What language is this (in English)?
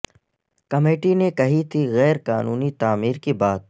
Urdu